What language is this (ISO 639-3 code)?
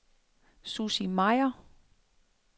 dan